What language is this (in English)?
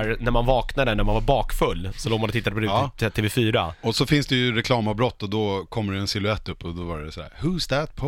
Swedish